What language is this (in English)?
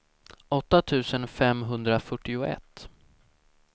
Swedish